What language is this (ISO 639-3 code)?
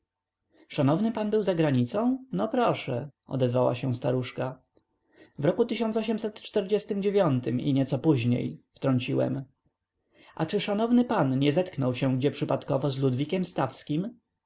pol